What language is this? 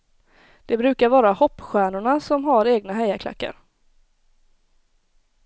Swedish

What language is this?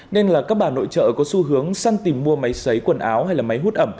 Vietnamese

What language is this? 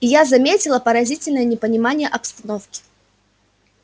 Russian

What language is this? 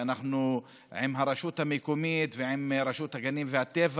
Hebrew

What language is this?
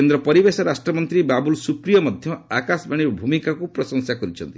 Odia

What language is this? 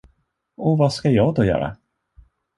Swedish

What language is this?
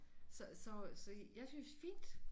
Danish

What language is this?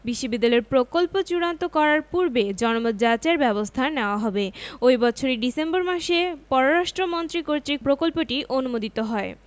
Bangla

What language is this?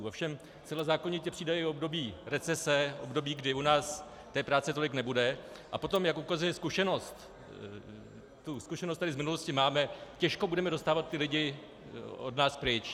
Czech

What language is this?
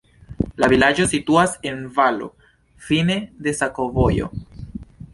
Esperanto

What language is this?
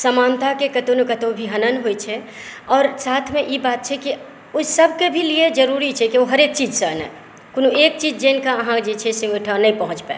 Maithili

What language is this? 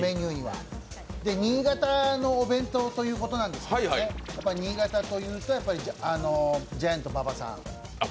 Japanese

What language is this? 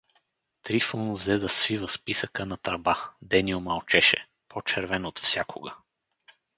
Bulgarian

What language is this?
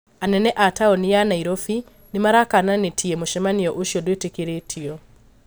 Kikuyu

